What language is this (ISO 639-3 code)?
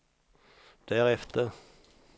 swe